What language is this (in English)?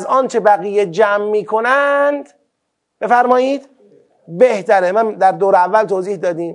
Persian